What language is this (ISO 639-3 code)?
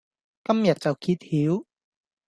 yue